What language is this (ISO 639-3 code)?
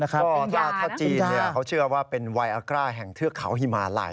tha